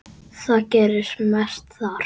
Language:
Icelandic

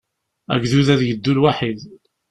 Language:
Kabyle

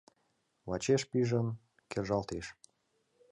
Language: Mari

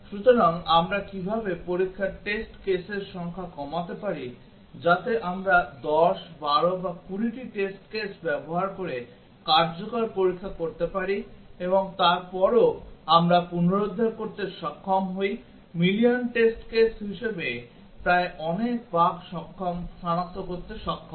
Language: Bangla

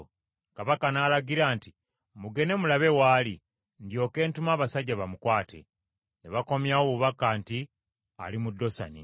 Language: Ganda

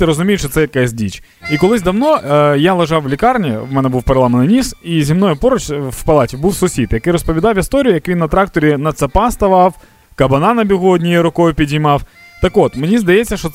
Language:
Ukrainian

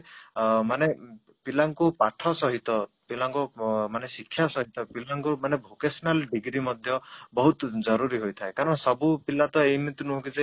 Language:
Odia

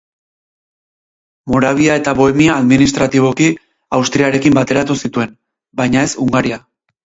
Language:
Basque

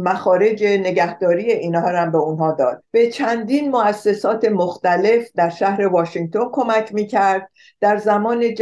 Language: Persian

